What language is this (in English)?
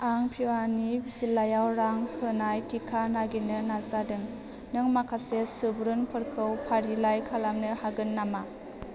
Bodo